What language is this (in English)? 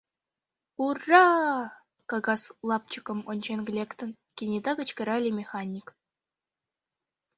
Mari